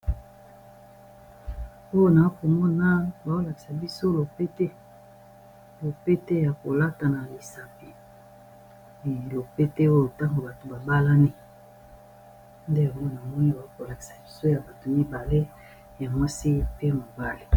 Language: Lingala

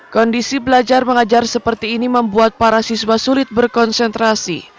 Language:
Indonesian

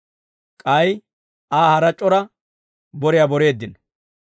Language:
Dawro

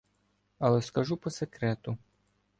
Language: Ukrainian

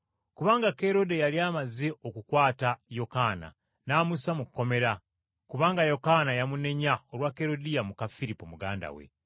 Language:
Ganda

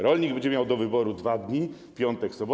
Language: Polish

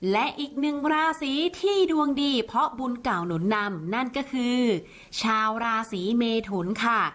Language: Thai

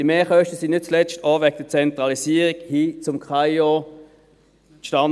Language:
Swiss German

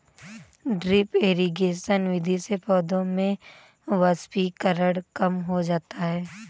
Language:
Hindi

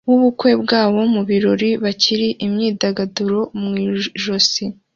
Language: Kinyarwanda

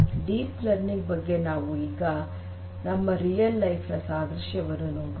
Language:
Kannada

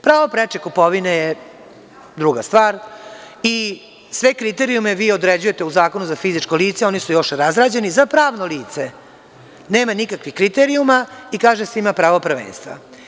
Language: Serbian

